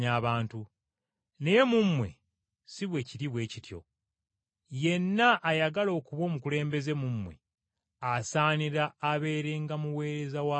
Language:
Ganda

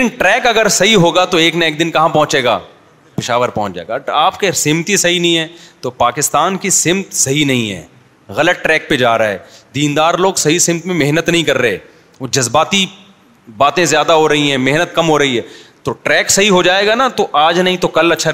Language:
Urdu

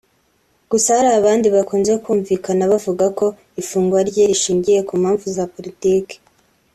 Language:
Kinyarwanda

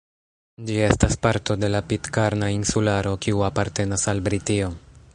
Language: Esperanto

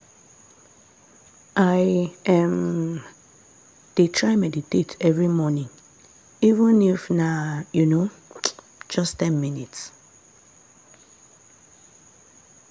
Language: Nigerian Pidgin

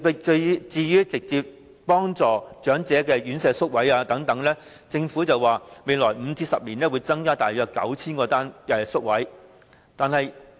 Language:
Cantonese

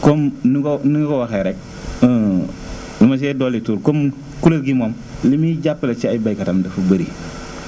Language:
Wolof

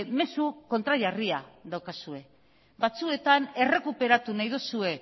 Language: Basque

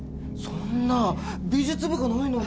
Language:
Japanese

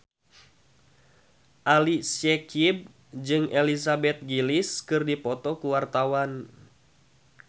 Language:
Sundanese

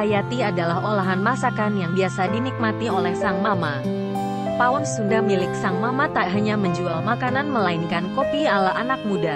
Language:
Indonesian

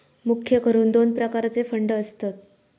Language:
Marathi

